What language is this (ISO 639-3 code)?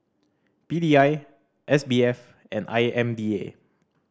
eng